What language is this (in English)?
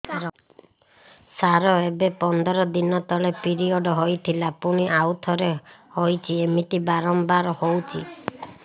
Odia